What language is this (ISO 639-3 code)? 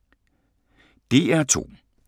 dan